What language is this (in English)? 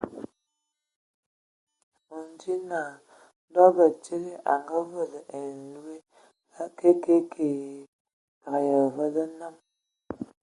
Ewondo